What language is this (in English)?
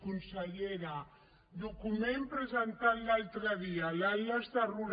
Catalan